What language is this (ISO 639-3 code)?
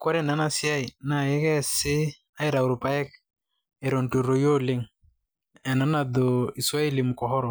mas